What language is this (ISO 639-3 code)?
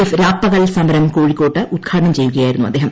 mal